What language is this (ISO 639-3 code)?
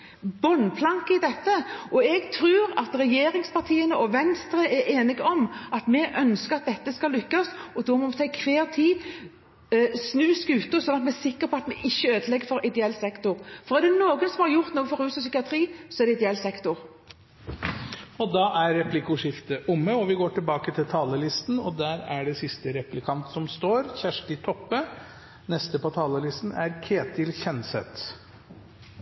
nor